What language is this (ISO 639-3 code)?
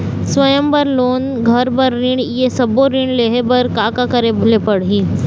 hne